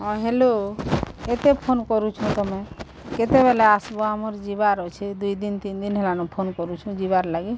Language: Odia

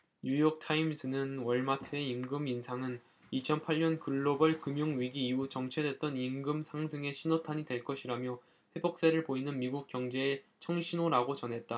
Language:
Korean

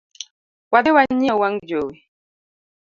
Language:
Luo (Kenya and Tanzania)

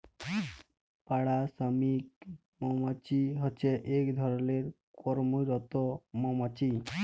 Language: Bangla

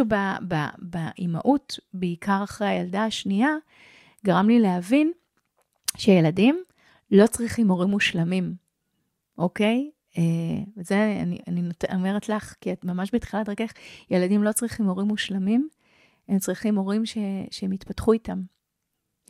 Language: Hebrew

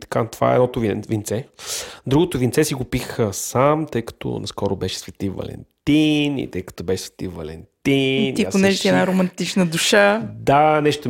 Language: Bulgarian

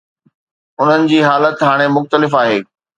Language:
Sindhi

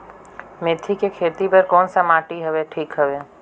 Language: Chhattisgarhi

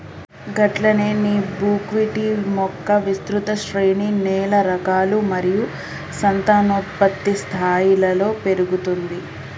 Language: Telugu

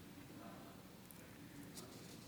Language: Hebrew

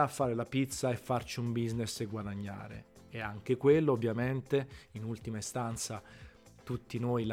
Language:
Italian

